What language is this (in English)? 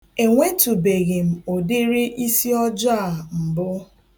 Igbo